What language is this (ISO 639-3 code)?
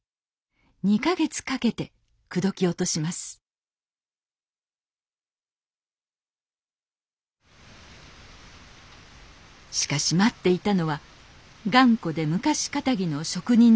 jpn